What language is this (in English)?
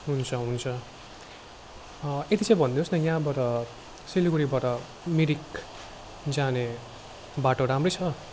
Nepali